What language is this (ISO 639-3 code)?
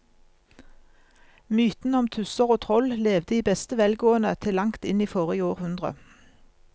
nor